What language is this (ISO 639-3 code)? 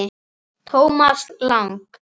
isl